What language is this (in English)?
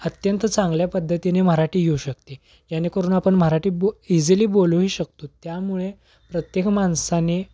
Marathi